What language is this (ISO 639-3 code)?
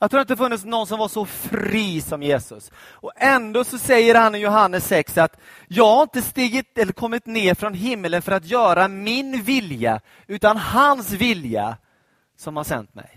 swe